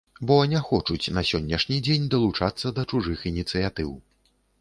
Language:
Belarusian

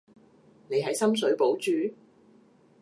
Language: Cantonese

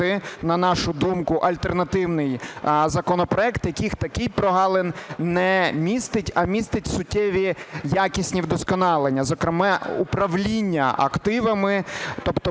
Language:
Ukrainian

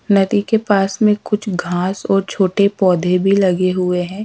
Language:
Hindi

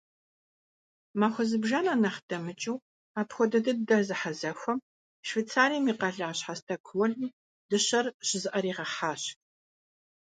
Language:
Kabardian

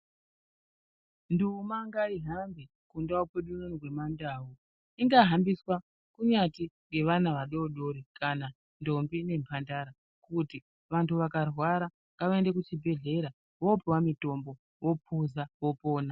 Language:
Ndau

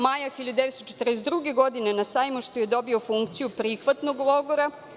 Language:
Serbian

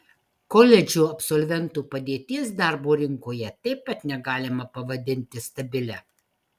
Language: Lithuanian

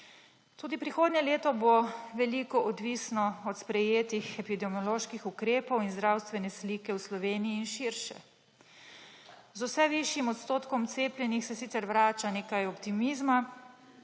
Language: Slovenian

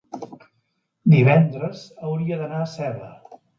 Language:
Catalan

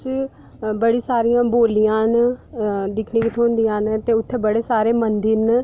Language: Dogri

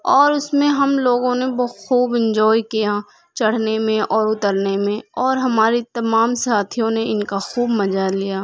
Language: Urdu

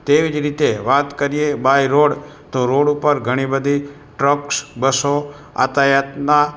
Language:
Gujarati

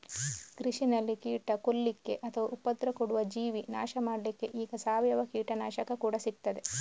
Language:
Kannada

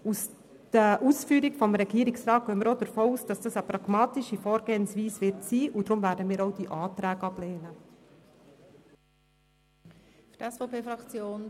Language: Swiss German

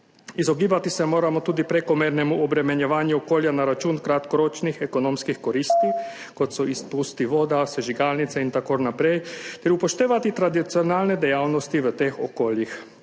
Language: Slovenian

